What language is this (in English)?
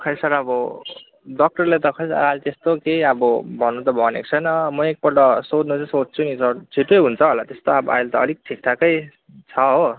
Nepali